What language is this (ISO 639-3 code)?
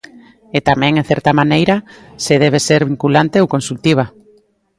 glg